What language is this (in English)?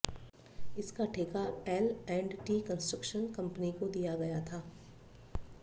Hindi